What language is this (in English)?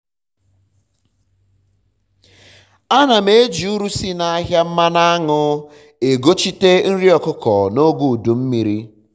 Igbo